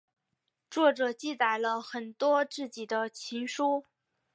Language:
Chinese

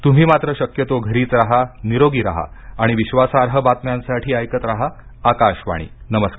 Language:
Marathi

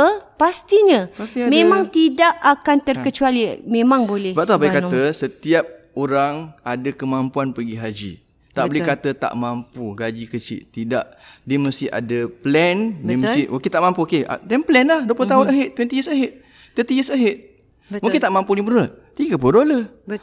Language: Malay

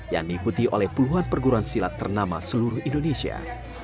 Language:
Indonesian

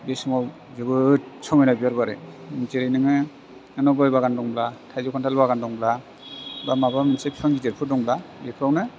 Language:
Bodo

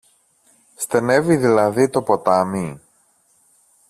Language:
Greek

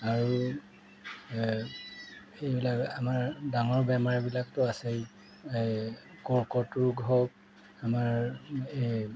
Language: Assamese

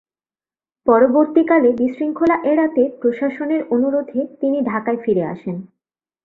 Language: Bangla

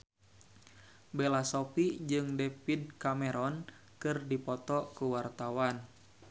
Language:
Sundanese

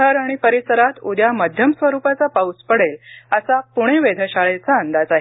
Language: Marathi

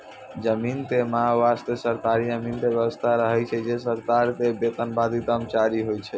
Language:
Maithili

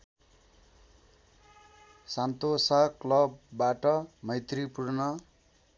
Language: Nepali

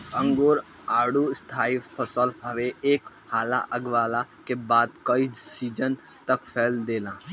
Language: Bhojpuri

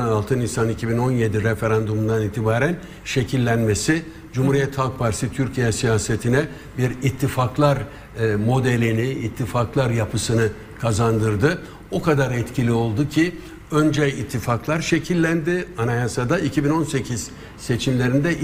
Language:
Turkish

